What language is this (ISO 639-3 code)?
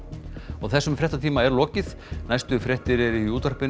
isl